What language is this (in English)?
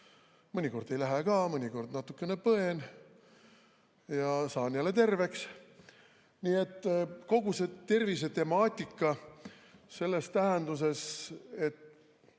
Estonian